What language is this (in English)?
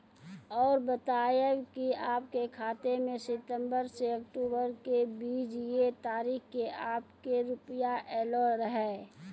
Maithili